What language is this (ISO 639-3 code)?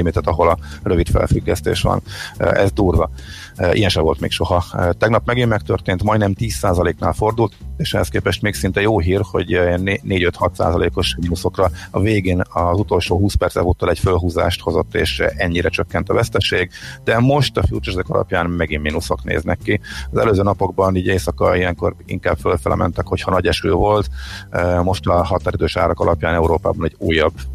hun